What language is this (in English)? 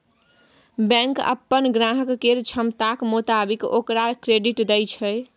Maithili